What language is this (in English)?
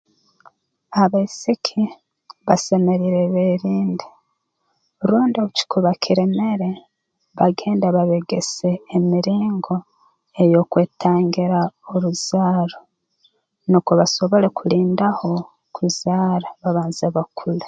Tooro